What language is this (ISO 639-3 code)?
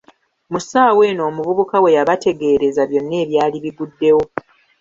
lug